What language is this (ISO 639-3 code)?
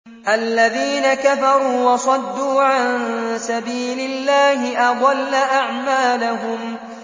ara